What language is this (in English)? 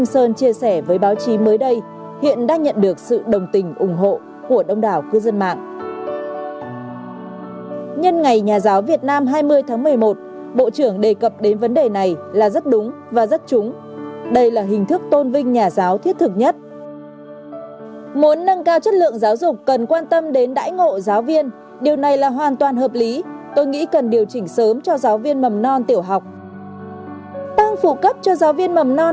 Vietnamese